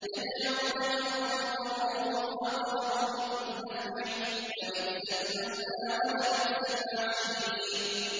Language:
Arabic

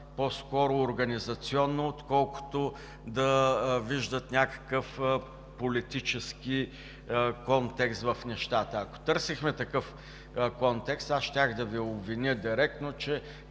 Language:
Bulgarian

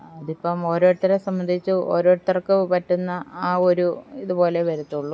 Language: Malayalam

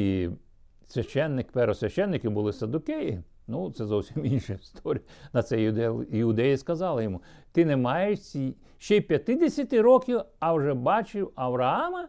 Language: Ukrainian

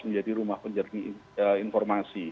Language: Indonesian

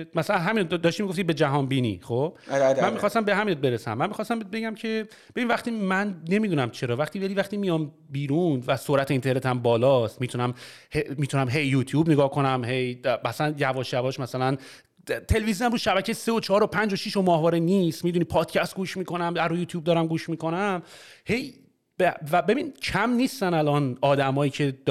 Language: Persian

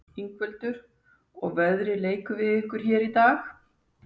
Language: Icelandic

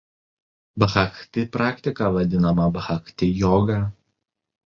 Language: Lithuanian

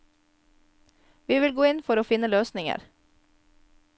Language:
Norwegian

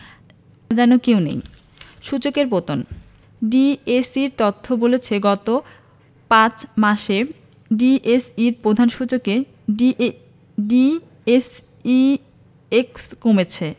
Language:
Bangla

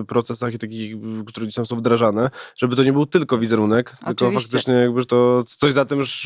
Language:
Polish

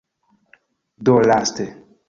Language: Esperanto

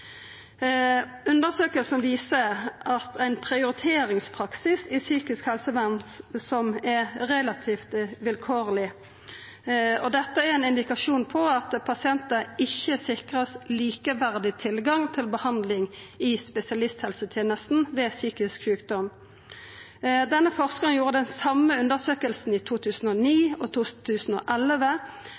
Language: Norwegian Nynorsk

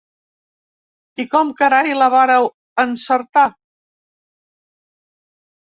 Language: Catalan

